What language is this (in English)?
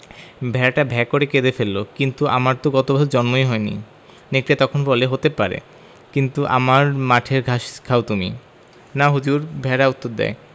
Bangla